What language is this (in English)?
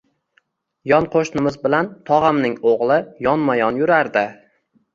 Uzbek